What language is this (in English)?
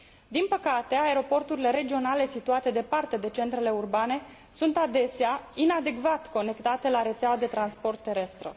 Romanian